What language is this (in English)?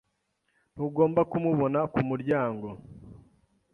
Kinyarwanda